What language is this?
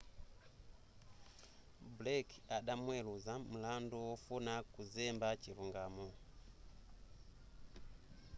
Nyanja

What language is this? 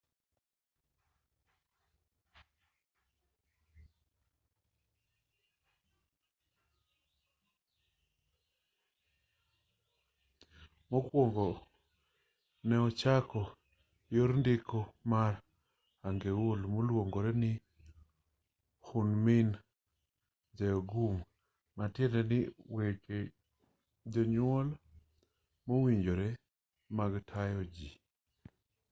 Luo (Kenya and Tanzania)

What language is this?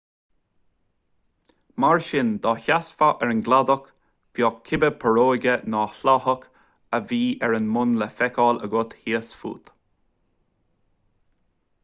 Irish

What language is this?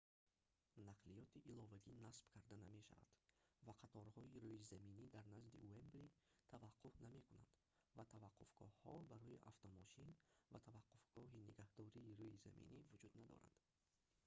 Tajik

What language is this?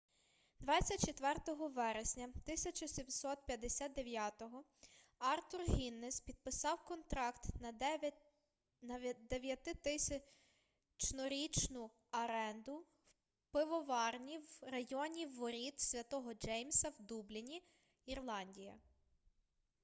Ukrainian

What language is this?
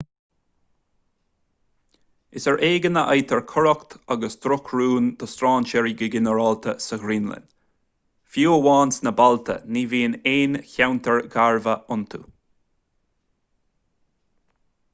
Irish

